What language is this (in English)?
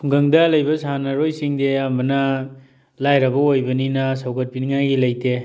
Manipuri